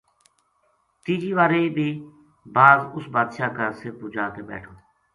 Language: Gujari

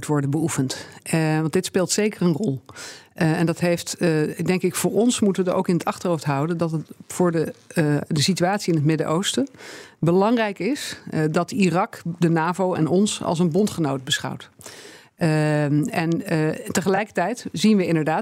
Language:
Dutch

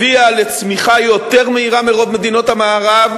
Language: Hebrew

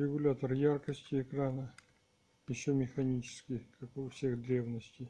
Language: Russian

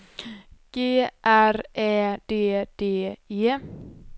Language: Swedish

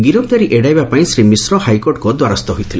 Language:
Odia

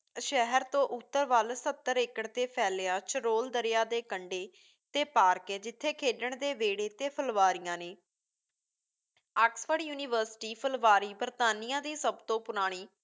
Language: Punjabi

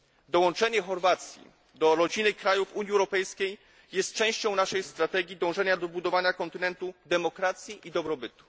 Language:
Polish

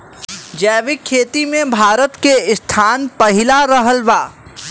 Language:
Bhojpuri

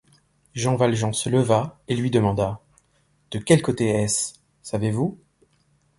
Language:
French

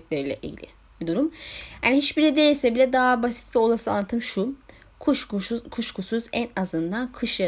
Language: Turkish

